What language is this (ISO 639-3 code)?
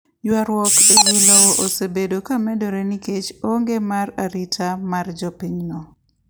luo